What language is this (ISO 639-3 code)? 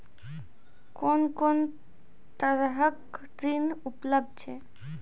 mai